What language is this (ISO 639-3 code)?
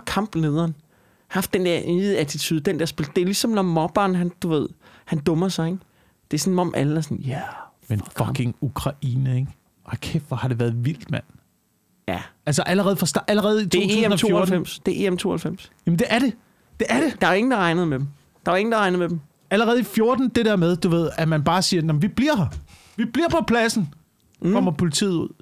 dan